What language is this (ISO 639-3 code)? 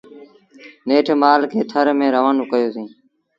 sbn